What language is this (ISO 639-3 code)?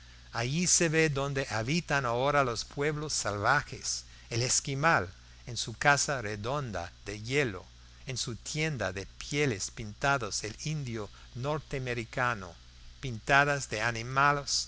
spa